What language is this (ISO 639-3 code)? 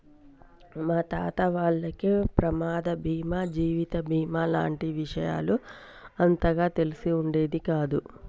tel